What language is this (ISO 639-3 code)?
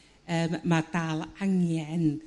cym